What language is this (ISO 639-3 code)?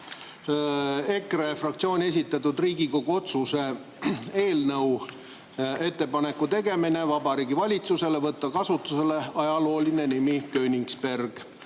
est